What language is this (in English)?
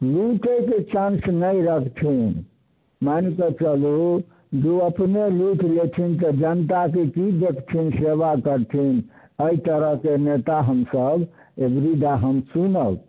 Maithili